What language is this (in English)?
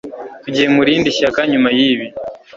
Kinyarwanda